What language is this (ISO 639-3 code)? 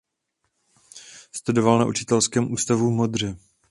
ces